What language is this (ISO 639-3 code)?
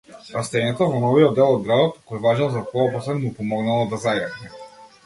mkd